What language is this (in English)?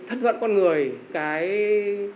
Vietnamese